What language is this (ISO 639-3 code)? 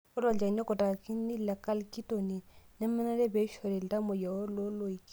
mas